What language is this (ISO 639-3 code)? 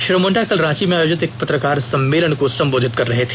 hin